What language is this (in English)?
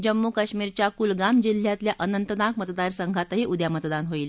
Marathi